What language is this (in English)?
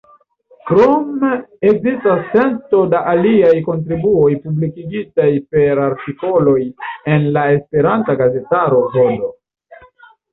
Esperanto